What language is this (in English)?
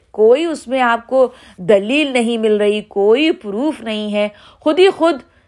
Urdu